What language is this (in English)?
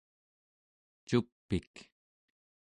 Central Yupik